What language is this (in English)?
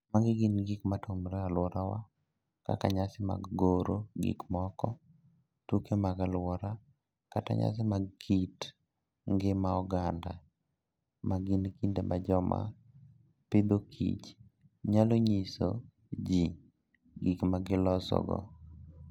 Luo (Kenya and Tanzania)